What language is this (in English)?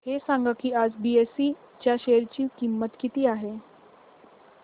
Marathi